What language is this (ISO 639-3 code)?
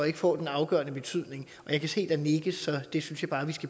dan